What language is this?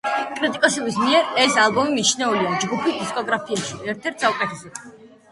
Georgian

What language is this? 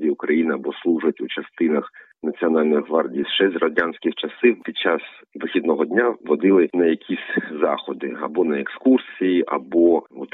Ukrainian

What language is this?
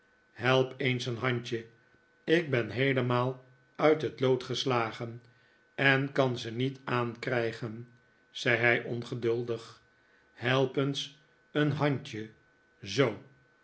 Dutch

